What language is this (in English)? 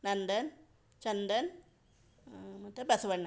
Kannada